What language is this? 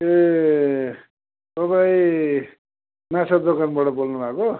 Nepali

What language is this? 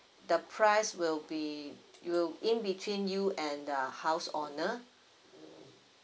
English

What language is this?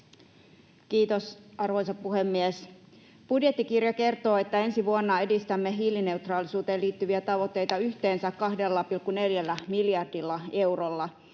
Finnish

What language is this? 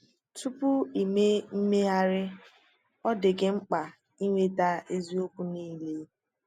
Igbo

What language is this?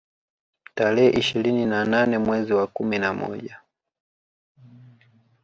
Swahili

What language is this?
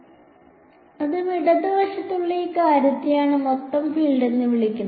Malayalam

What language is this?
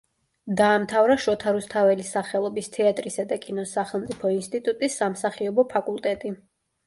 Georgian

